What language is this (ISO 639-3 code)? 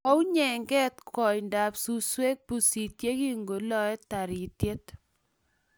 kln